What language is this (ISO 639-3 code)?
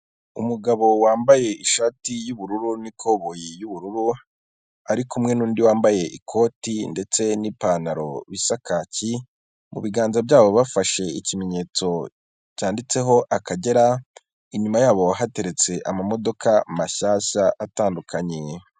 kin